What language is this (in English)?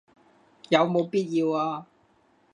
Cantonese